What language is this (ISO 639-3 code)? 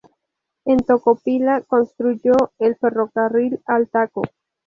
spa